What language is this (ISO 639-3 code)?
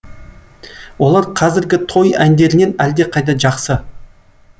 kaz